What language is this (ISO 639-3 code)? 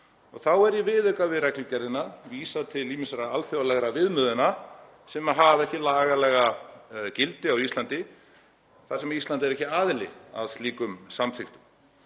isl